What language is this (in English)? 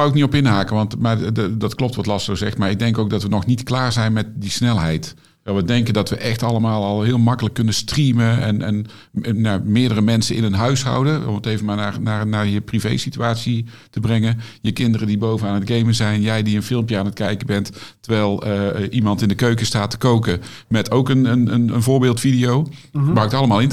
Dutch